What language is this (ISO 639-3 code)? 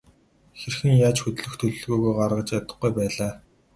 mon